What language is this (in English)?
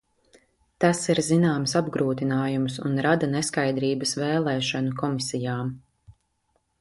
Latvian